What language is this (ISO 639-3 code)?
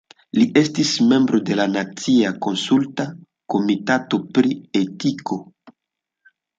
epo